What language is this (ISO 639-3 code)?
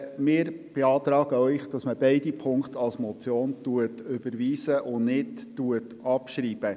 gsw